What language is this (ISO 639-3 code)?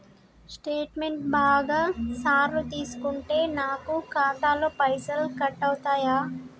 tel